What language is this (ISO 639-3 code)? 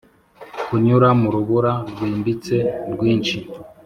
kin